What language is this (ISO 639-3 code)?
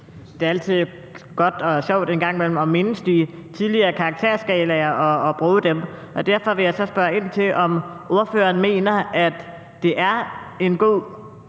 dan